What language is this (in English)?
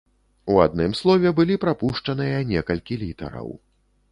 Belarusian